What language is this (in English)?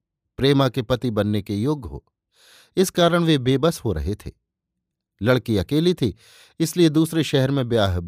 Hindi